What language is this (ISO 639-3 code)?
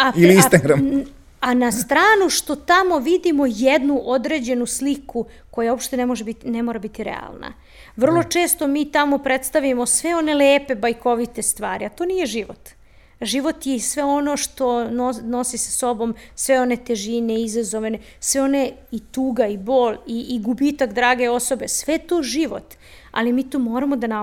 hrv